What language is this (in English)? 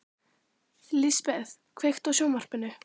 Icelandic